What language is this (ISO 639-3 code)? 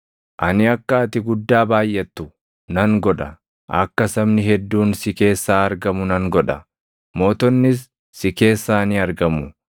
orm